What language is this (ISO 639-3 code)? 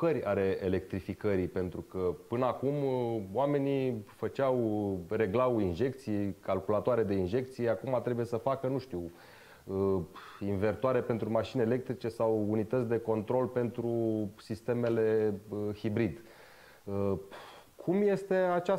ron